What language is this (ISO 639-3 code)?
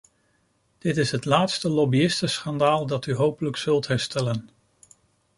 nld